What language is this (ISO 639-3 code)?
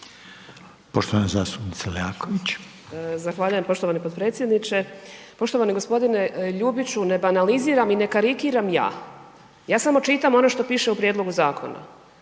hrv